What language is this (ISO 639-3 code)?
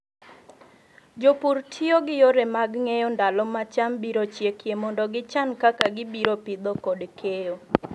luo